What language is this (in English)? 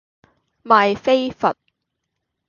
Cantonese